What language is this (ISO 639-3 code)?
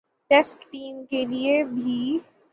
urd